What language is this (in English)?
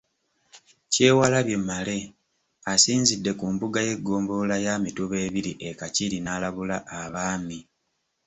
Ganda